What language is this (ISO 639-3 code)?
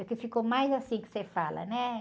por